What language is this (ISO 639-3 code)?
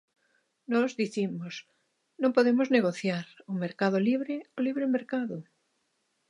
glg